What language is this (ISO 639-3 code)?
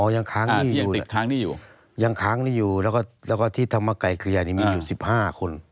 tha